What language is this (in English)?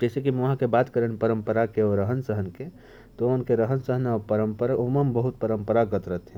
Korwa